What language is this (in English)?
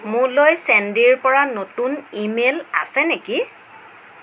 Assamese